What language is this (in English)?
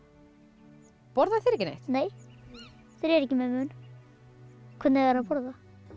Icelandic